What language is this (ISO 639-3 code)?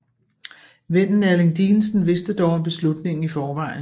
dan